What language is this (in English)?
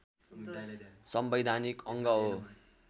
Nepali